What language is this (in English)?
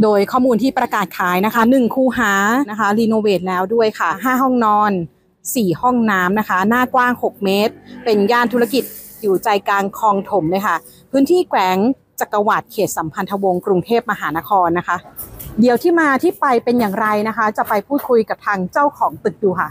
Thai